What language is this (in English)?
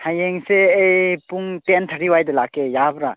Manipuri